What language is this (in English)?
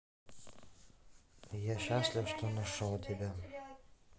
Russian